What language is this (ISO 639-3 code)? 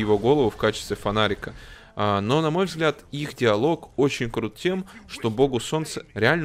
rus